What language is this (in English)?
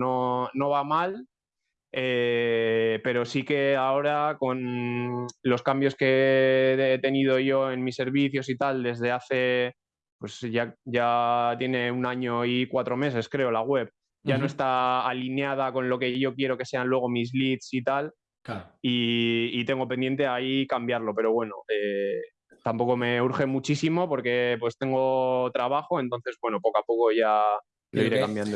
Spanish